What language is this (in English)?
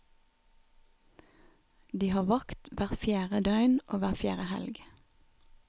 Norwegian